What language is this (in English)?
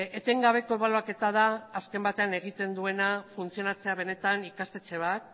Basque